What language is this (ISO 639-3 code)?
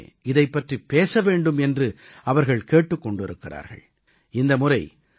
tam